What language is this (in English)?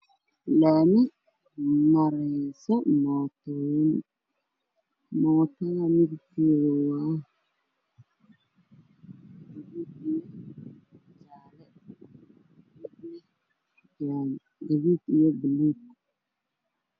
Somali